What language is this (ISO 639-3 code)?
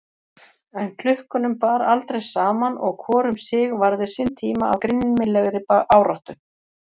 isl